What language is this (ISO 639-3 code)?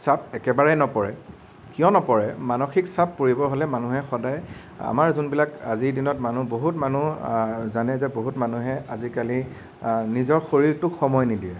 asm